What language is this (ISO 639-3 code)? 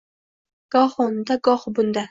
uzb